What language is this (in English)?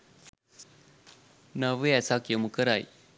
Sinhala